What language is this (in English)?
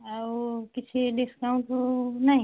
Odia